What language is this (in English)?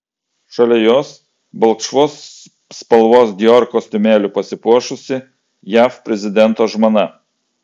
Lithuanian